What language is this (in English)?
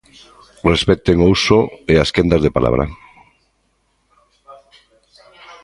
Galician